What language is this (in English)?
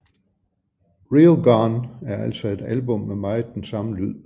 Danish